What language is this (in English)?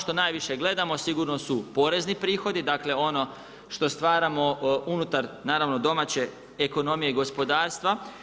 Croatian